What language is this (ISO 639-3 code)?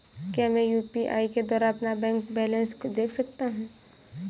hin